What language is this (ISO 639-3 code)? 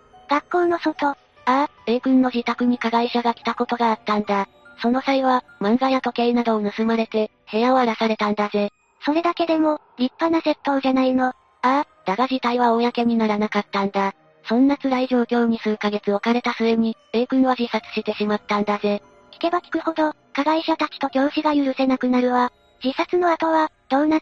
jpn